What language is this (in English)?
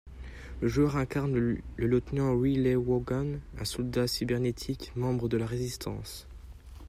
French